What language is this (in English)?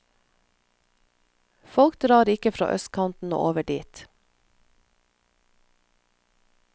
Norwegian